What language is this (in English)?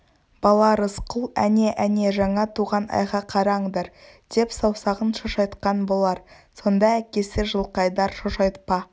Kazakh